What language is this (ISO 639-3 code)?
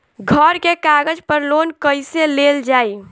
bho